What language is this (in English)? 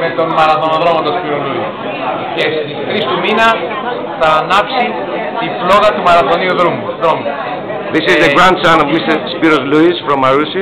Greek